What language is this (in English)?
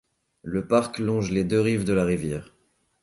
French